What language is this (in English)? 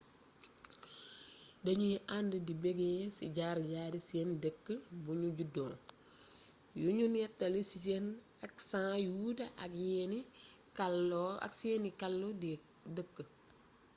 Wolof